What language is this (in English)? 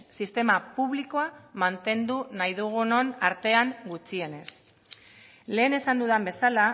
Basque